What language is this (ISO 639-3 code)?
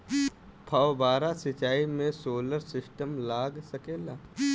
bho